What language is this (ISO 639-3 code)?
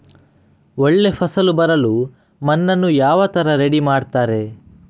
kan